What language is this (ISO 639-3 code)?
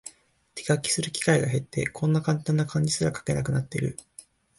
jpn